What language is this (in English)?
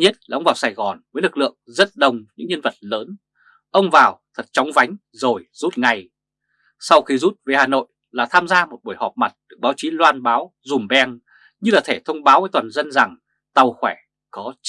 Vietnamese